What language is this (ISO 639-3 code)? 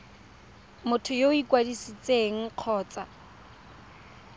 tsn